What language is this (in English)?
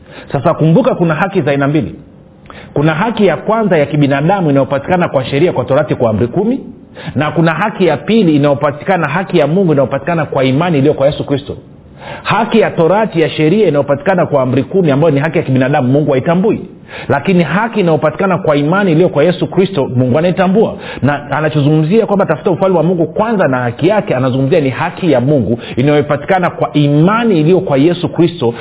Swahili